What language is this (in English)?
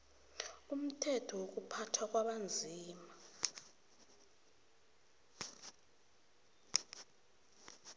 South Ndebele